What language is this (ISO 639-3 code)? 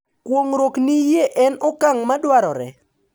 luo